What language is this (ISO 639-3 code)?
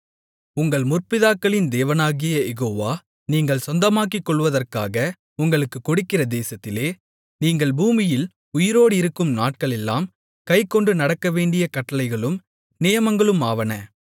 tam